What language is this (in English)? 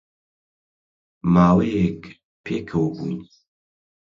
Central Kurdish